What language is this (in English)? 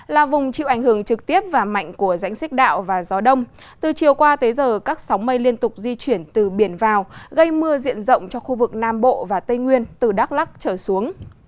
Vietnamese